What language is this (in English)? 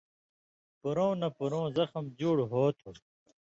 Indus Kohistani